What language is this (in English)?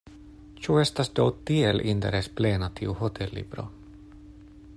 Esperanto